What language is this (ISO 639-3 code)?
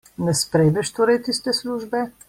slv